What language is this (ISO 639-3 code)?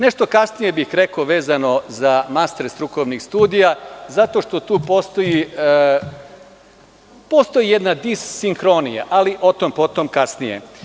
srp